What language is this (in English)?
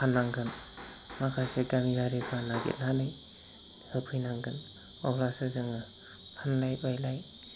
Bodo